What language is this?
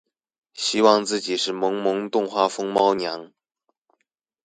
Chinese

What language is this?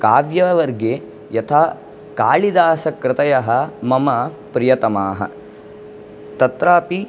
Sanskrit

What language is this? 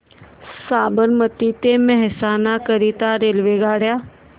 Marathi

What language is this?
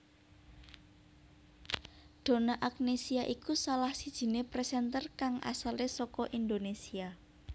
Javanese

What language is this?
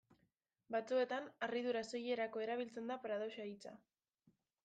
Basque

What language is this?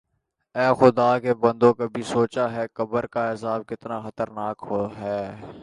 Urdu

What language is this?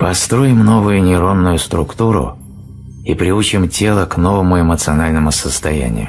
Russian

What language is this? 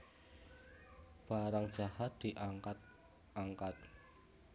Javanese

